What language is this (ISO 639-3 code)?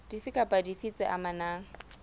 sot